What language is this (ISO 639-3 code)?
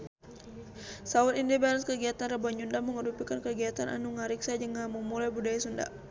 sun